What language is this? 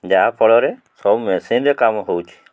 Odia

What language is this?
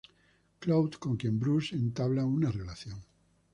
Spanish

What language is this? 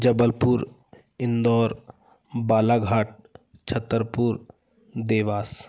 Hindi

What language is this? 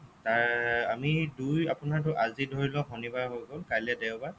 Assamese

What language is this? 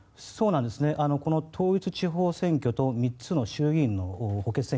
Japanese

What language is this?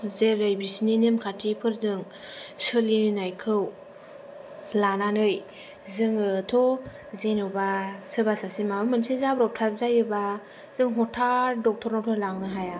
Bodo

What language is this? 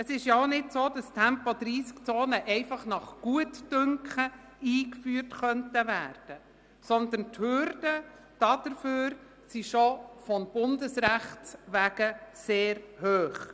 Swiss German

